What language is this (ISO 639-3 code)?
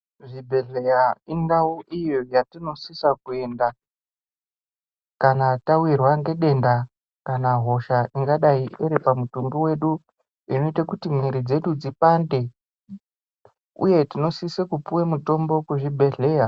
ndc